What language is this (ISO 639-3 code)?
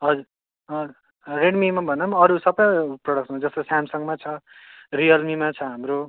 nep